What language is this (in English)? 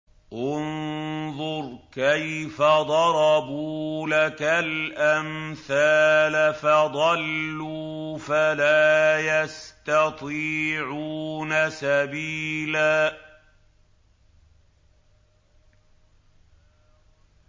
Arabic